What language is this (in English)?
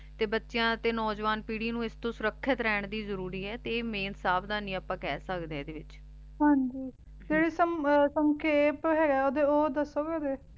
Punjabi